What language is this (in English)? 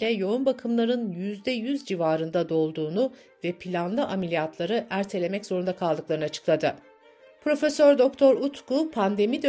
Turkish